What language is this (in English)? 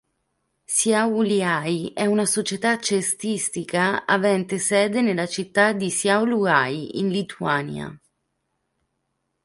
Italian